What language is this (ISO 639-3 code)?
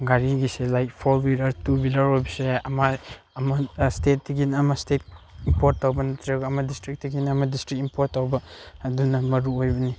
mni